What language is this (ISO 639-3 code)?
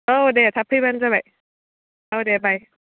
brx